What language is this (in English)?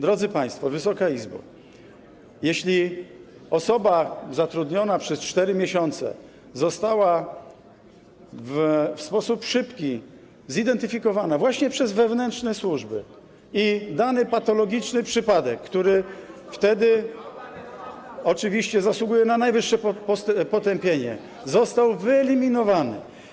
Polish